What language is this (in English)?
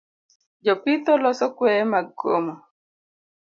Luo (Kenya and Tanzania)